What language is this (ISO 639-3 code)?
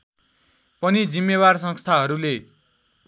nep